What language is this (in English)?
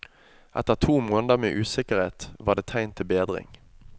Norwegian